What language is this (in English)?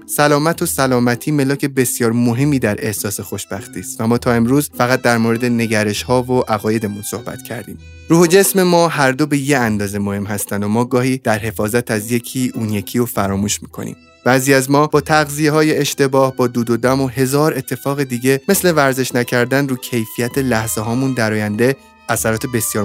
Persian